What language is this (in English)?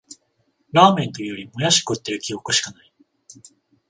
Japanese